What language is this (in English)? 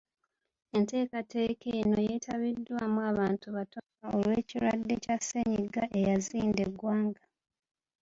Ganda